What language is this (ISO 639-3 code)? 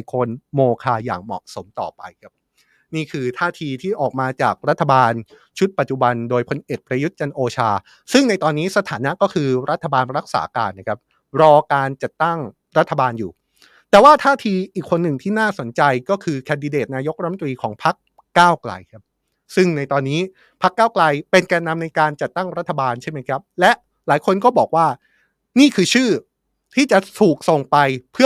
tha